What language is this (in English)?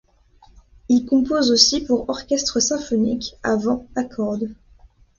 French